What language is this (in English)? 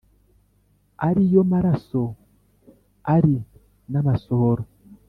Kinyarwanda